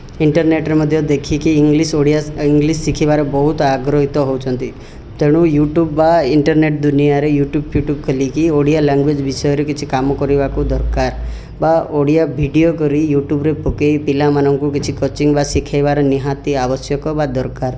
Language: Odia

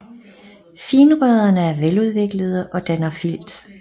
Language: Danish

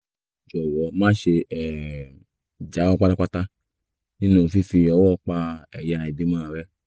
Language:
Yoruba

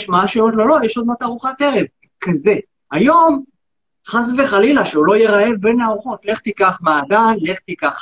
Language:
Hebrew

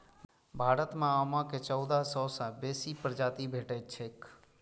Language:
Maithili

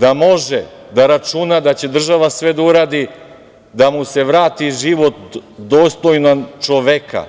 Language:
Serbian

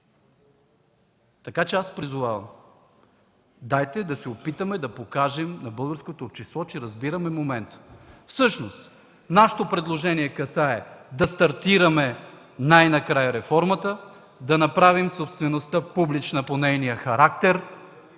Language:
Bulgarian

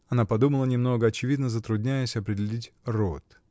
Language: Russian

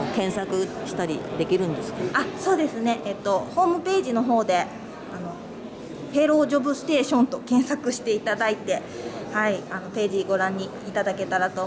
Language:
Japanese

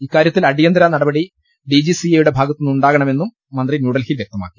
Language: Malayalam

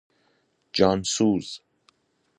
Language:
Persian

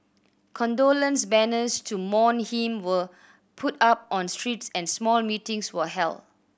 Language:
English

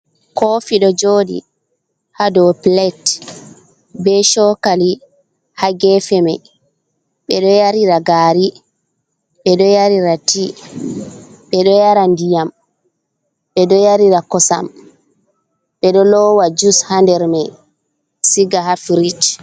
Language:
Fula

